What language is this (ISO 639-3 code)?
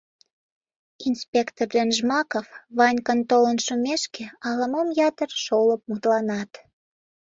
chm